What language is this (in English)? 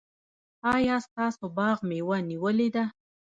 Pashto